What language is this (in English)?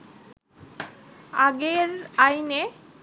Bangla